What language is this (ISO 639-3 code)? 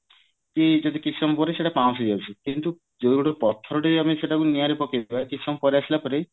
ori